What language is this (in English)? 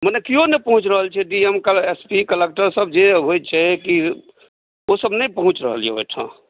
Maithili